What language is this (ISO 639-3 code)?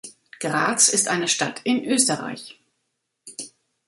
deu